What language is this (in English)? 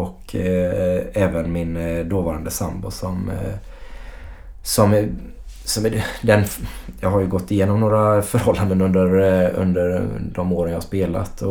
Swedish